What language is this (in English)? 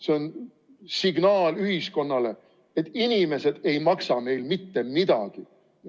Estonian